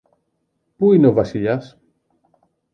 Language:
Greek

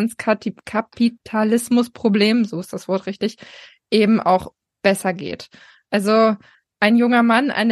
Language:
German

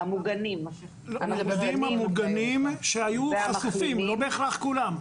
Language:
Hebrew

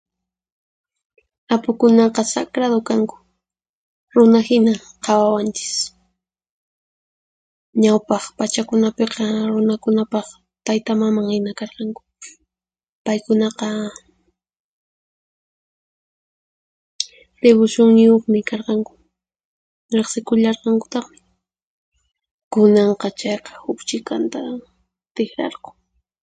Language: Puno Quechua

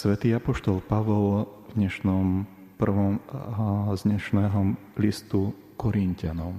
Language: Slovak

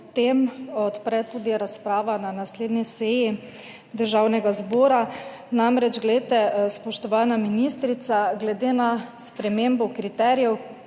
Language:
Slovenian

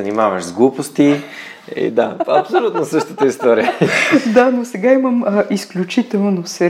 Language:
Bulgarian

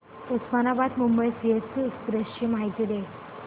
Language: Marathi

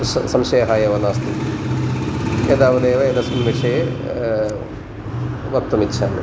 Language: Sanskrit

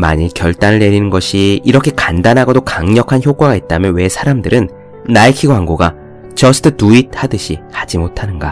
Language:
Korean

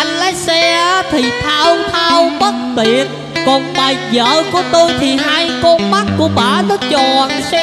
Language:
Vietnamese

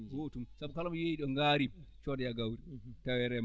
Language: Fula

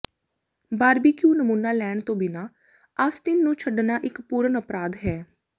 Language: Punjabi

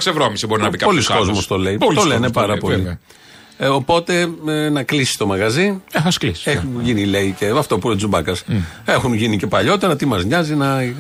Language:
Greek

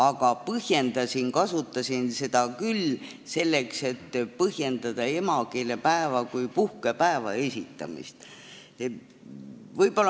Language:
Estonian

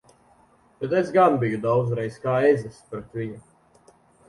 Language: Latvian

